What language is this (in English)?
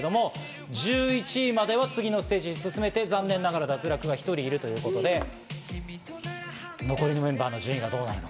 Japanese